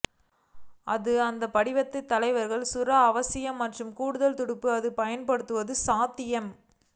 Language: Tamil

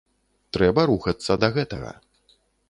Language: Belarusian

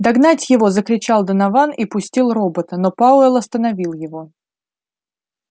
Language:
Russian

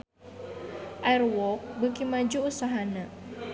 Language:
Sundanese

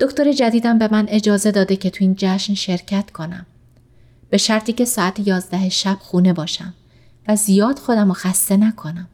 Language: Persian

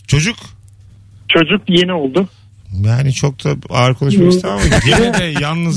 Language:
Turkish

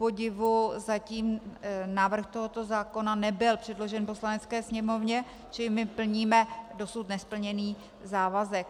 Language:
Czech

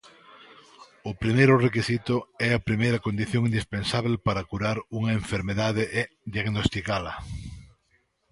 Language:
Galician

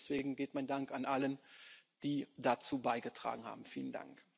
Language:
German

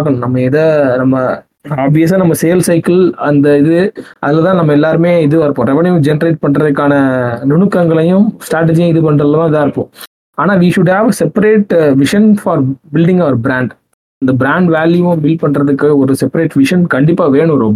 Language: Tamil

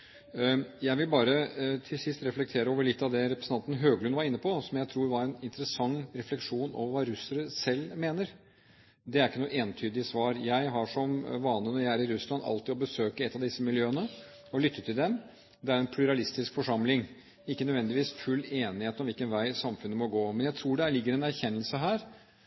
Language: Norwegian Bokmål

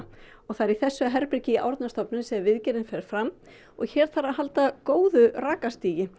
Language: Icelandic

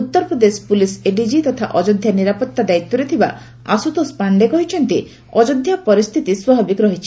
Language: Odia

